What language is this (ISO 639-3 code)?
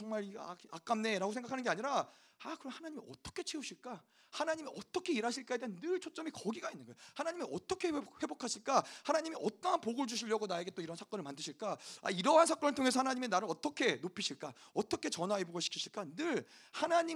kor